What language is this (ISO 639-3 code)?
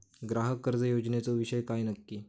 mar